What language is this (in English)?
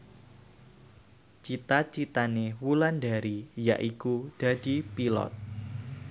Javanese